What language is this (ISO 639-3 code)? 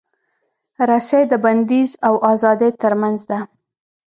pus